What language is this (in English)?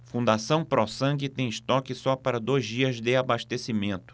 Portuguese